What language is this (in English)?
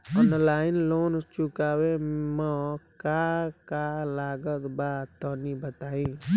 Bhojpuri